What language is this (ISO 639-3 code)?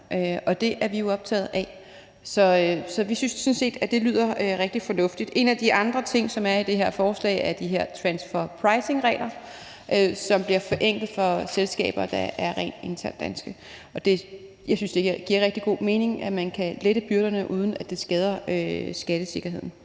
dan